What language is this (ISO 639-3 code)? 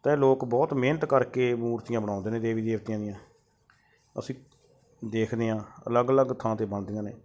pan